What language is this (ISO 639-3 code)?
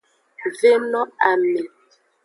ajg